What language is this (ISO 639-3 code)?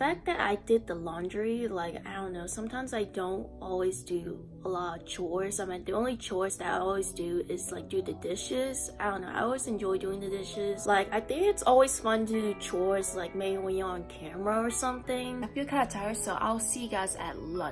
eng